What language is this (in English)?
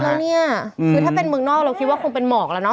Thai